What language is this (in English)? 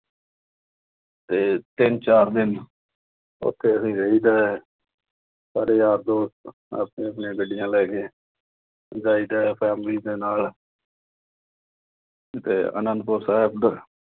Punjabi